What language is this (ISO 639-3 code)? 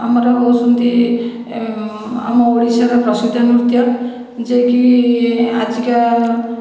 ori